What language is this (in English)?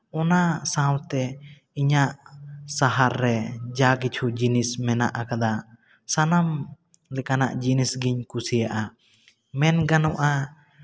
Santali